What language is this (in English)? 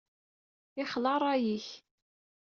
Kabyle